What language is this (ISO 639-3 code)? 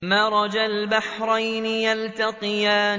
ara